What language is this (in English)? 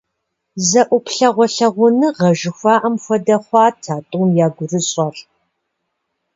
Kabardian